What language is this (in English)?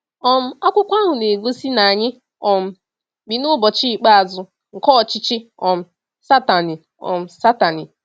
Igbo